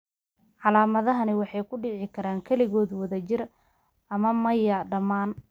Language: Somali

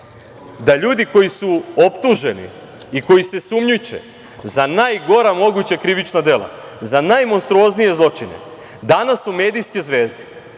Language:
Serbian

